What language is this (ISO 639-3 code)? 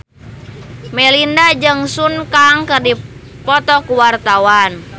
sun